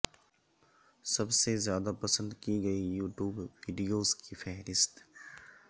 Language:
Urdu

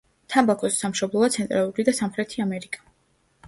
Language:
Georgian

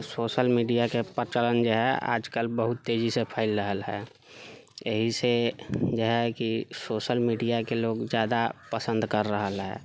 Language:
Maithili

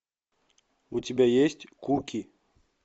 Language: Russian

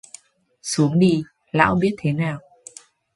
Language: Vietnamese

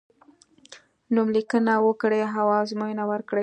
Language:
Pashto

